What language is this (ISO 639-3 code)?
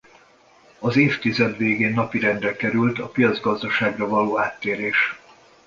hun